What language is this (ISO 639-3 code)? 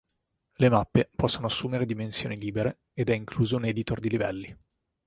ita